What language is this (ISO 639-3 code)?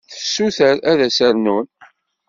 kab